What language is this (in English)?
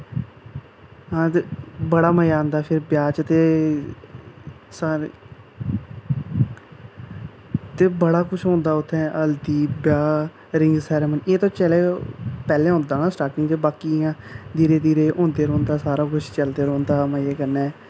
Dogri